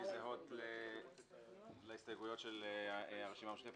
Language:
Hebrew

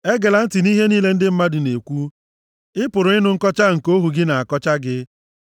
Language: Igbo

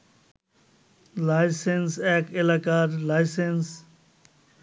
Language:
Bangla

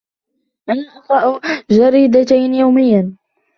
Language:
Arabic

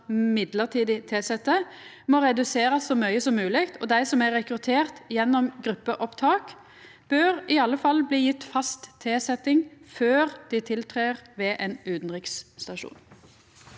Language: Norwegian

